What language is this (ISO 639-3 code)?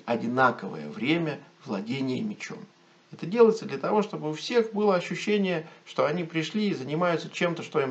rus